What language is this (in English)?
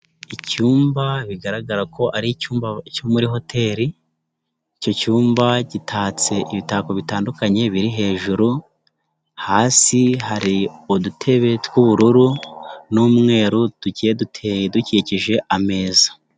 Kinyarwanda